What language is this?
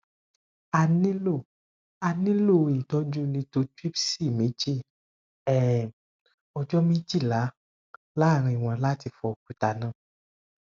Yoruba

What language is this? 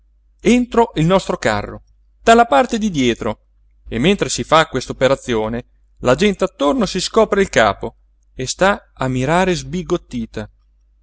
Italian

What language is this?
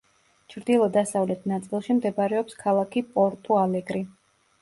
Georgian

